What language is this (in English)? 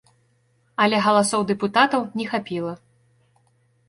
Belarusian